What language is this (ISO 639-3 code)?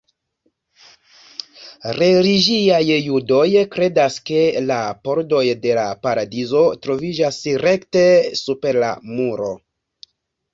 epo